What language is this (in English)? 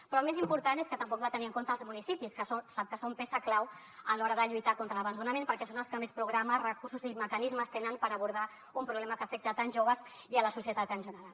Catalan